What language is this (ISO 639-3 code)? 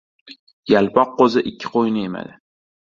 uzb